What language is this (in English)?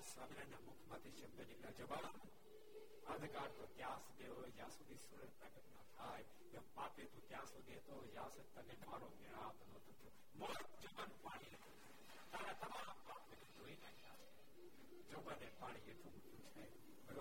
Gujarati